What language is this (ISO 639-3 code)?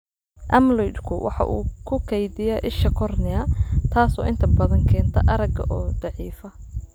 som